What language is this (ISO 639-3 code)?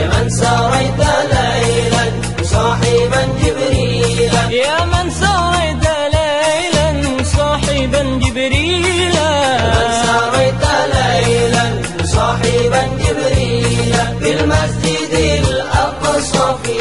ara